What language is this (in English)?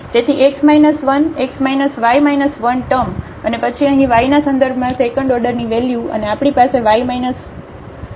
Gujarati